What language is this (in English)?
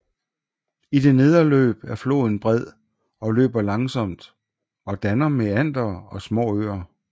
Danish